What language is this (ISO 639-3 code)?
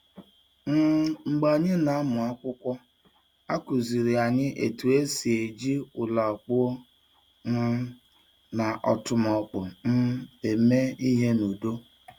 ibo